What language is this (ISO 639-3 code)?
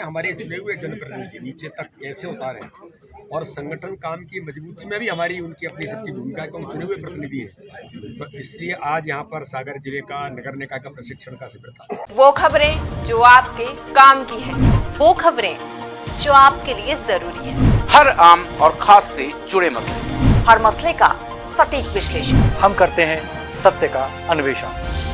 hin